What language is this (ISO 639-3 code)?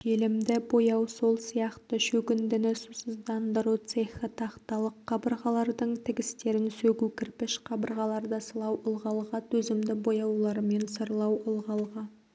kaz